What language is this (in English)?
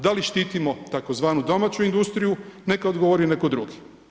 Croatian